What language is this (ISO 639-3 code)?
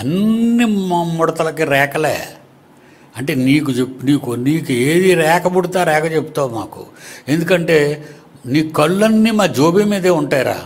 tel